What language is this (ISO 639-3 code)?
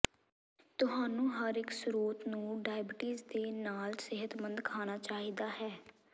pan